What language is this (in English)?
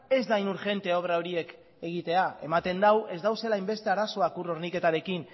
Basque